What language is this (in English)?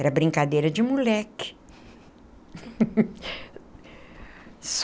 Portuguese